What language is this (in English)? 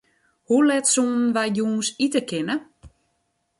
Western Frisian